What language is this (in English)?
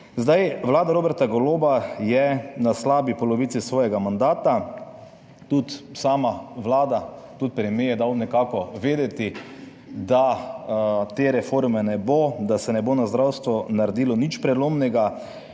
Slovenian